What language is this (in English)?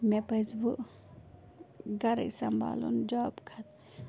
Kashmiri